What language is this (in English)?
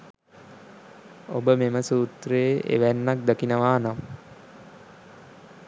Sinhala